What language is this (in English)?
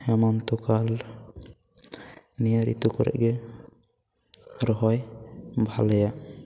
Santali